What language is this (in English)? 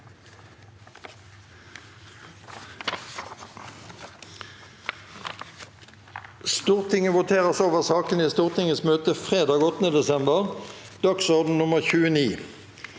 Norwegian